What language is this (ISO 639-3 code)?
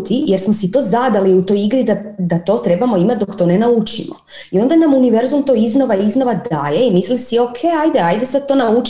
hrv